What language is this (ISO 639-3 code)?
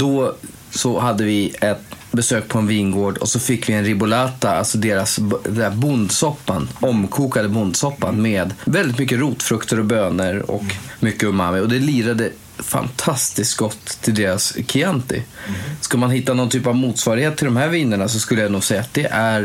swe